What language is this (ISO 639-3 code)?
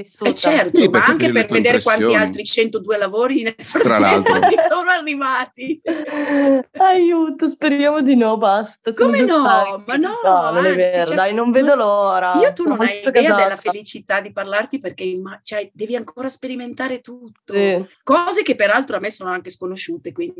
ita